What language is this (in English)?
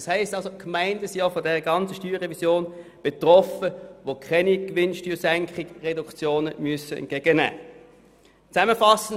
Swiss German